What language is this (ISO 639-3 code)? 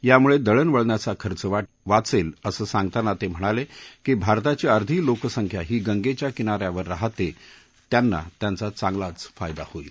mar